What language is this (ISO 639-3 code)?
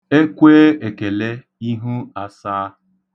ibo